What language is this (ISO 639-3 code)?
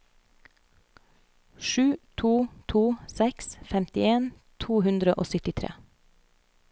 nor